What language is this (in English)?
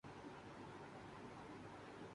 Urdu